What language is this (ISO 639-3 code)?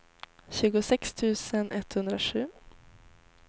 swe